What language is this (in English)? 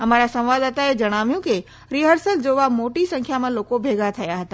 Gujarati